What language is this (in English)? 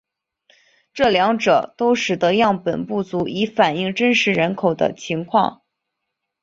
Chinese